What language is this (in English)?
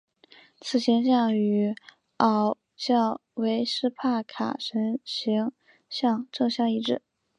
Chinese